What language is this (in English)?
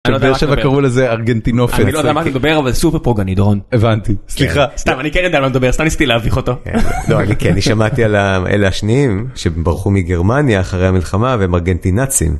Hebrew